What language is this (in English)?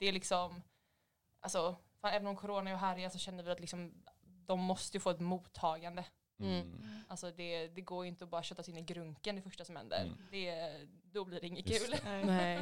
Swedish